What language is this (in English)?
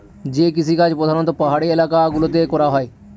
Bangla